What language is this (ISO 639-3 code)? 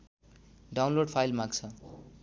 nep